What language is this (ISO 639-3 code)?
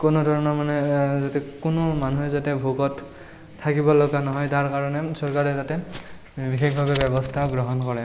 asm